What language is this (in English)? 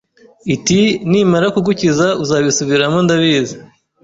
Kinyarwanda